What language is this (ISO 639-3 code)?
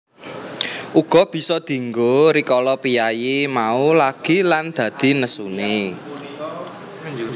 jav